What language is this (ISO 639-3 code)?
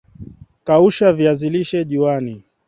swa